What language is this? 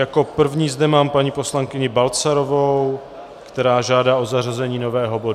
Czech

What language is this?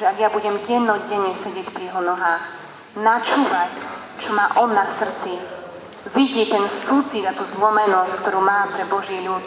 Slovak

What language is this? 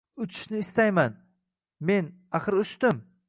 Uzbek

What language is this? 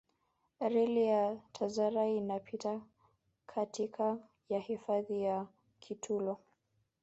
Swahili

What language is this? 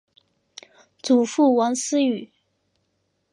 Chinese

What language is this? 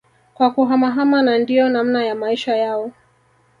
Swahili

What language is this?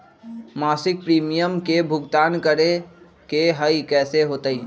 Magahi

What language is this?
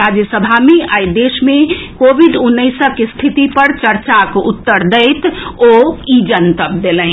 Maithili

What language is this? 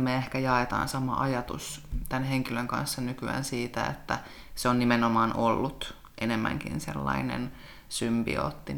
Finnish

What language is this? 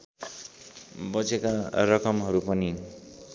Nepali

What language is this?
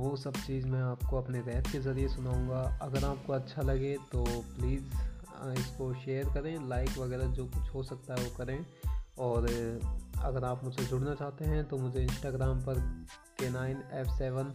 Hindi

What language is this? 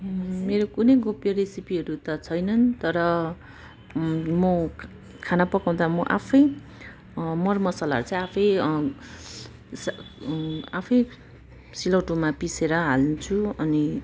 Nepali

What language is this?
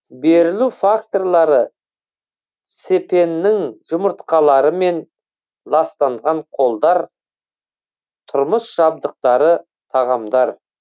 Kazakh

